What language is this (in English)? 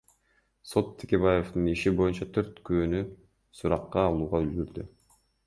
Kyrgyz